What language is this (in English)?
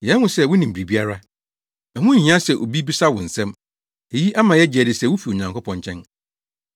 Akan